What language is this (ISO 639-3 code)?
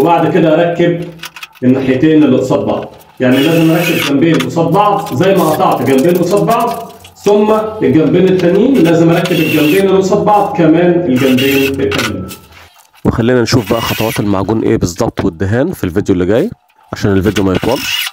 ara